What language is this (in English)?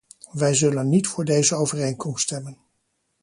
Dutch